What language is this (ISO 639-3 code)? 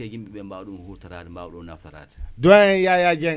wol